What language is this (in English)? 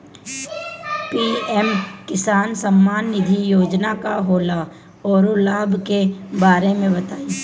Bhojpuri